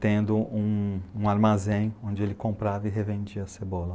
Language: Portuguese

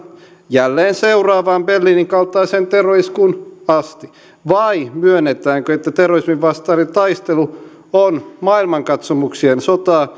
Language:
Finnish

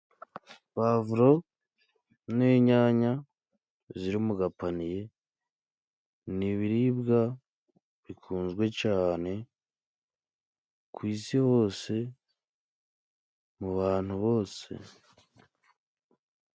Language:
Kinyarwanda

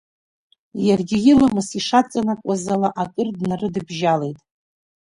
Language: Abkhazian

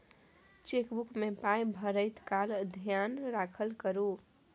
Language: Maithili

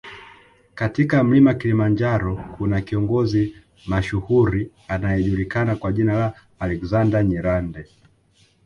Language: Swahili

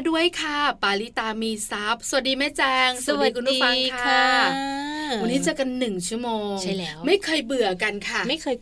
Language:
Thai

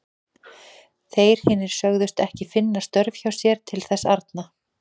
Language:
Icelandic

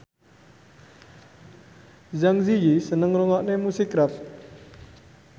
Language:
Javanese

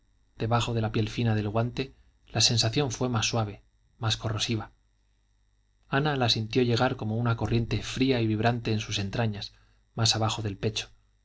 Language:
Spanish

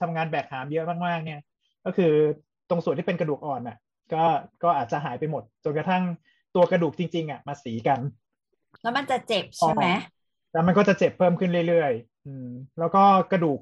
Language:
Thai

